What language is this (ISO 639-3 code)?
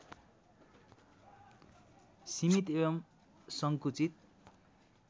nep